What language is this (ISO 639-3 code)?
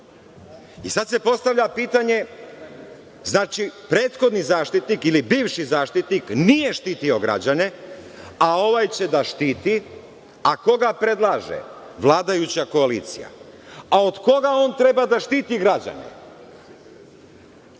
srp